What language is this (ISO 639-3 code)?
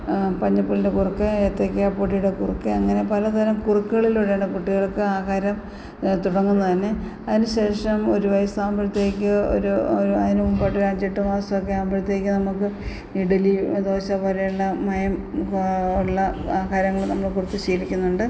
mal